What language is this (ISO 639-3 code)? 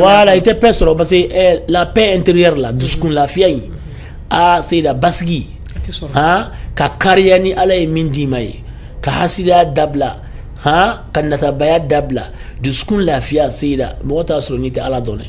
ara